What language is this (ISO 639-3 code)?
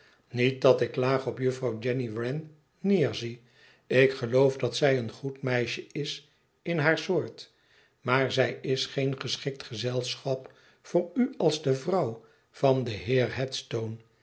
nld